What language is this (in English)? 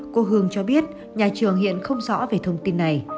Vietnamese